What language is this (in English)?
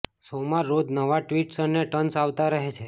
Gujarati